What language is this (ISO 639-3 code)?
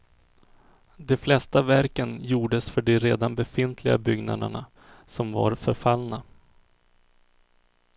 swe